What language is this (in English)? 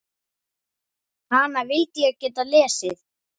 Icelandic